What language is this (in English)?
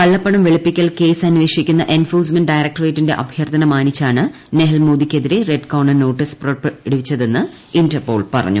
Malayalam